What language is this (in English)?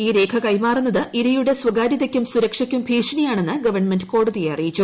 Malayalam